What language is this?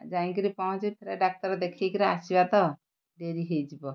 Odia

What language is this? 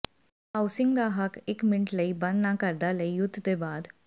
Punjabi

